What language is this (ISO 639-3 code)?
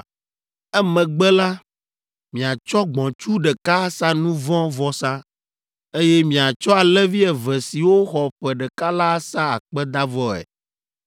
ewe